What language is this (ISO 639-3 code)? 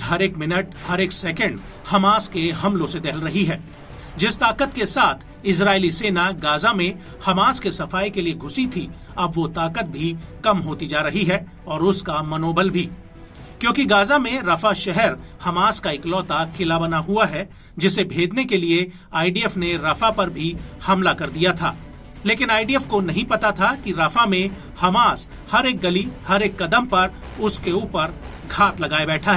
hin